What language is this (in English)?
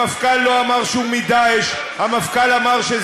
Hebrew